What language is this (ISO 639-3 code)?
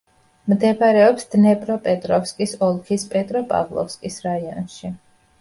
kat